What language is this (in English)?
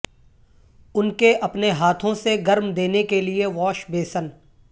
Urdu